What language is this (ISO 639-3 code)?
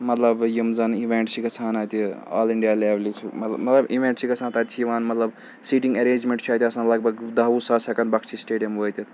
kas